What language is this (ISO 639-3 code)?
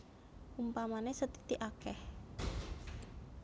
jav